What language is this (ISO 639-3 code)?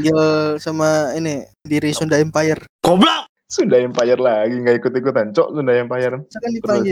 ind